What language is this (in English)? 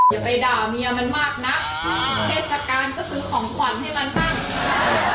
Thai